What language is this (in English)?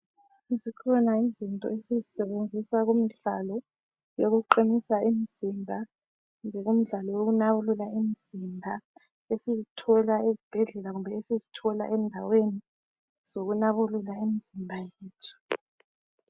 North Ndebele